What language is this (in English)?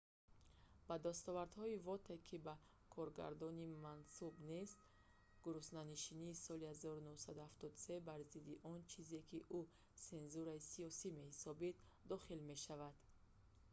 Tajik